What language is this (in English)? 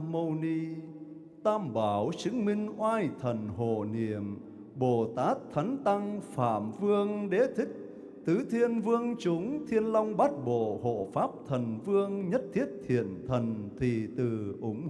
Vietnamese